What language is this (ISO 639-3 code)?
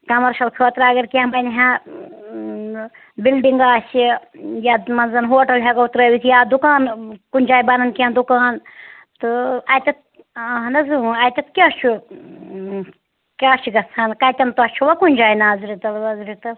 kas